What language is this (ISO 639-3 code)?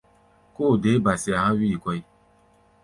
gba